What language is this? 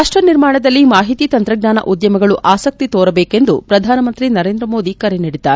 Kannada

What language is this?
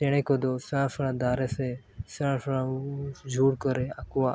Santali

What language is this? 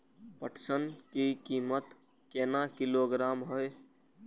Maithili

